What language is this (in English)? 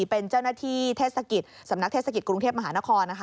Thai